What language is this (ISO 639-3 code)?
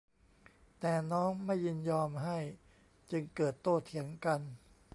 tha